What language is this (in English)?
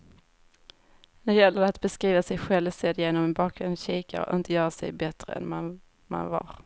Swedish